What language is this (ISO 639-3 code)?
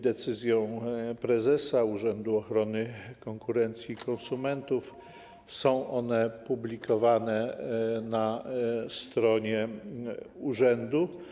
pol